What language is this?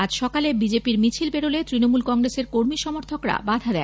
Bangla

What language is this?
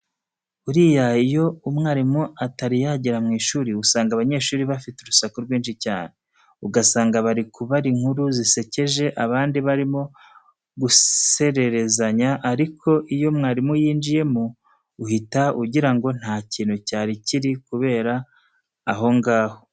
Kinyarwanda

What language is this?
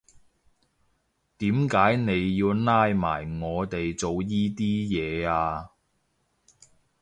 Cantonese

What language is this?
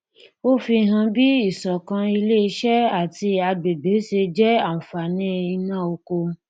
Yoruba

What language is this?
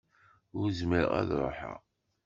Kabyle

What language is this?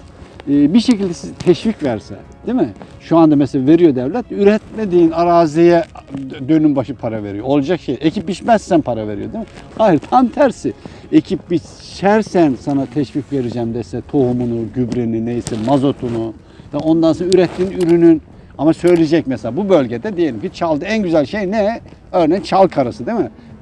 Turkish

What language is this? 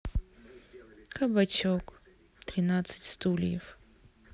Russian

